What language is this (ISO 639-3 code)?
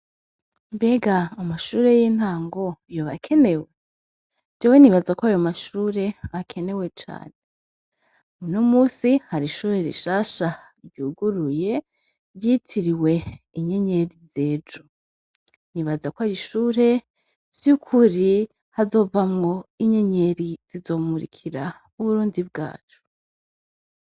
run